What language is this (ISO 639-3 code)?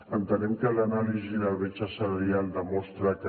cat